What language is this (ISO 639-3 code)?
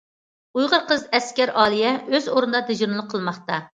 uig